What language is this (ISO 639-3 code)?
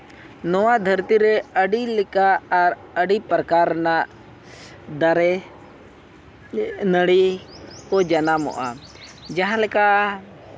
sat